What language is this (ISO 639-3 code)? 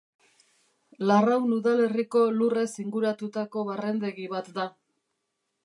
eus